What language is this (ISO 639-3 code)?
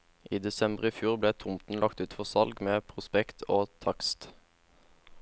nor